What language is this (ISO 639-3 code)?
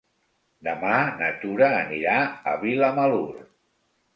cat